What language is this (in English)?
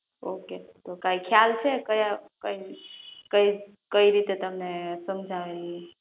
Gujarati